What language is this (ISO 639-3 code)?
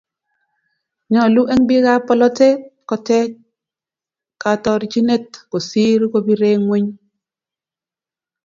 kln